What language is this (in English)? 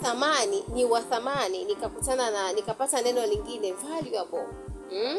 Swahili